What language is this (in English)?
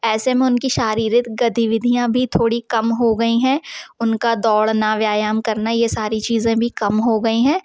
Hindi